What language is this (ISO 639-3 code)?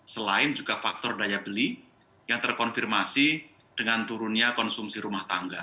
ind